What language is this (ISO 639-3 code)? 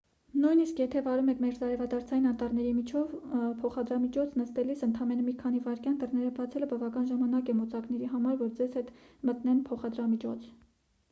hye